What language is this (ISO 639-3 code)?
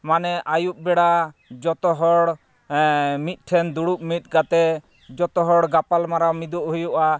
sat